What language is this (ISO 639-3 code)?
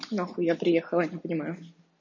rus